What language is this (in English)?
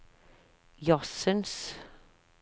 Norwegian